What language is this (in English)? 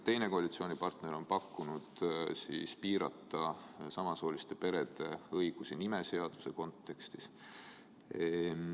Estonian